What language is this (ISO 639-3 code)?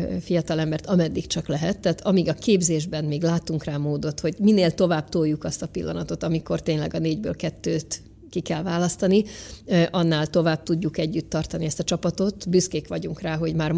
hun